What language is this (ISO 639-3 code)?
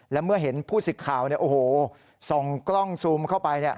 tha